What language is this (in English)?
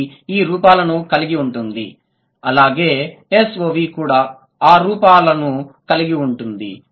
Telugu